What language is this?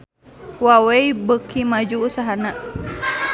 Sundanese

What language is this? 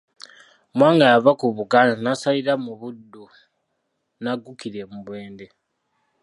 Ganda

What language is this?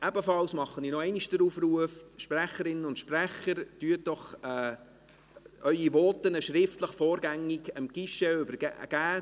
Swiss German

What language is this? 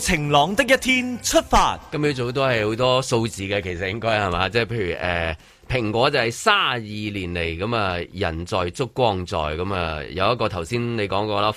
Chinese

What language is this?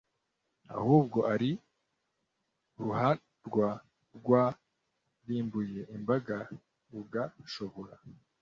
Kinyarwanda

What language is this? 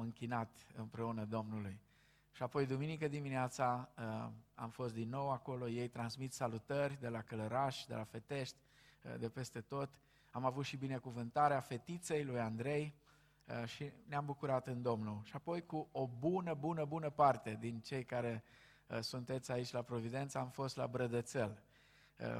Romanian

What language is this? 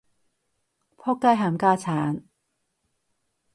Cantonese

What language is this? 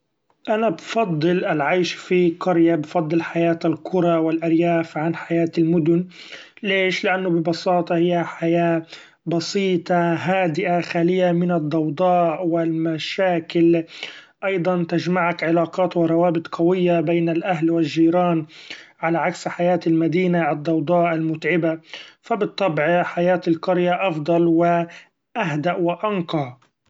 Gulf Arabic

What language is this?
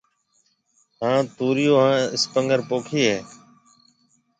Marwari (Pakistan)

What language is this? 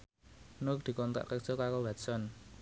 Javanese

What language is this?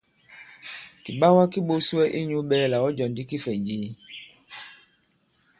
Bankon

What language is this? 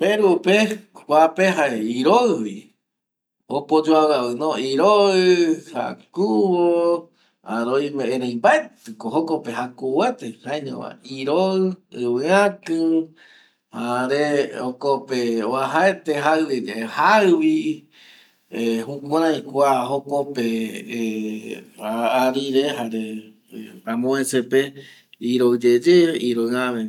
Eastern Bolivian Guaraní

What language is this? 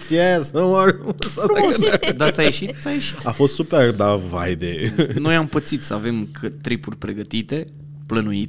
Romanian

